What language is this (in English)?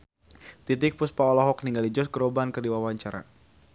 Sundanese